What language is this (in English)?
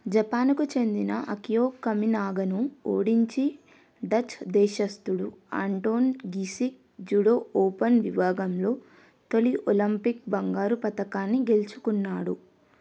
Telugu